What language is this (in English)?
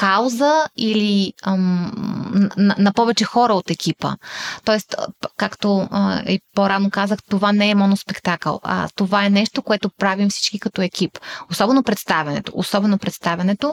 Bulgarian